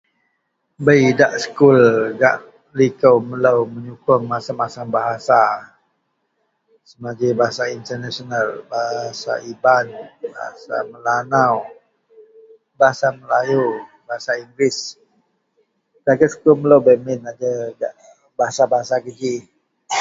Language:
Central Melanau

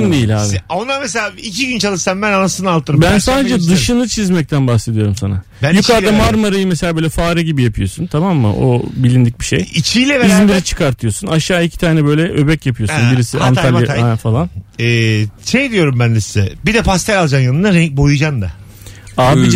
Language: Turkish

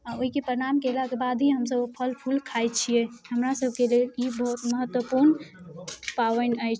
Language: Maithili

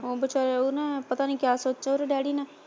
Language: Punjabi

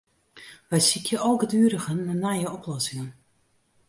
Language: Western Frisian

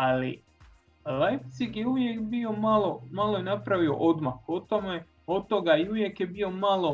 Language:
Croatian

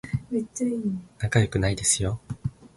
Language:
Japanese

